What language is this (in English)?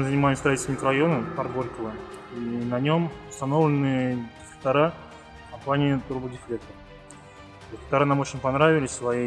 Russian